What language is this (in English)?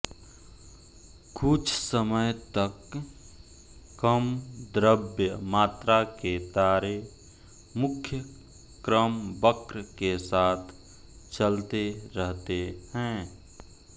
Hindi